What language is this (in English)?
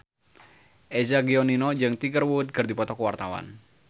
Sundanese